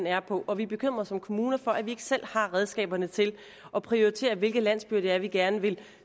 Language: Danish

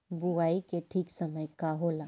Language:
Bhojpuri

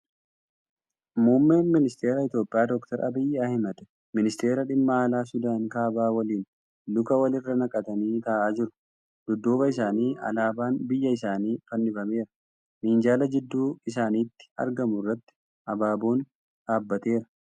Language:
Oromo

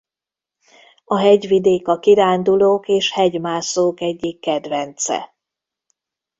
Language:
Hungarian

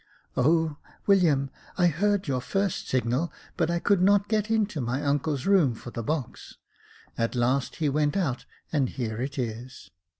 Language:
English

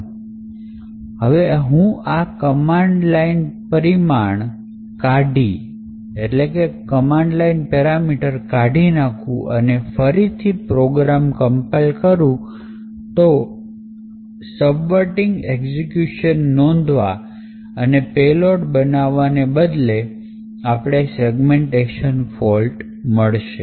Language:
Gujarati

